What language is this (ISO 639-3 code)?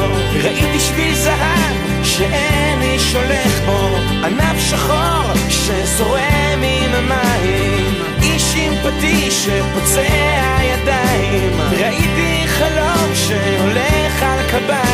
heb